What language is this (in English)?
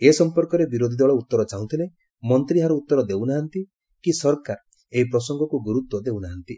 Odia